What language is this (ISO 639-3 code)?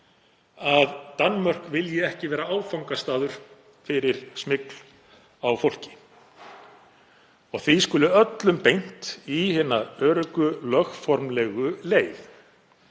isl